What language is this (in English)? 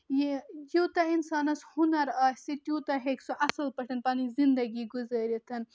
Kashmiri